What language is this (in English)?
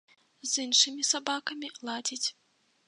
Belarusian